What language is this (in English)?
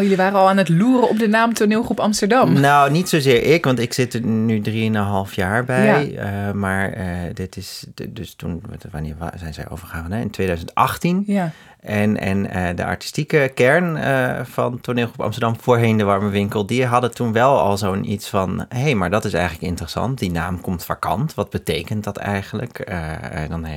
Dutch